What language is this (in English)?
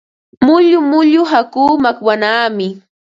Ambo-Pasco Quechua